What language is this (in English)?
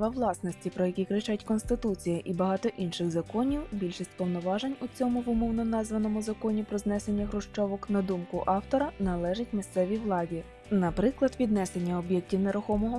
Ukrainian